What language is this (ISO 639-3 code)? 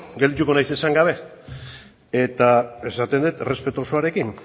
eus